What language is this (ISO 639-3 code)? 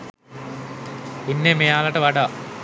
sin